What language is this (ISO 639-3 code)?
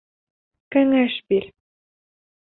bak